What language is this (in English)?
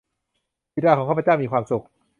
Thai